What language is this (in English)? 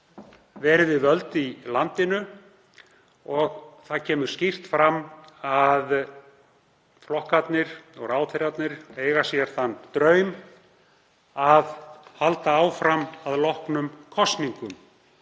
Icelandic